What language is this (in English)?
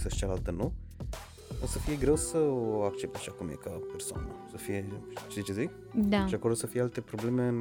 Romanian